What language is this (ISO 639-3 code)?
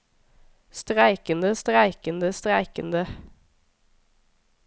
nor